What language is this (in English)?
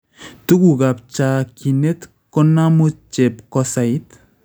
Kalenjin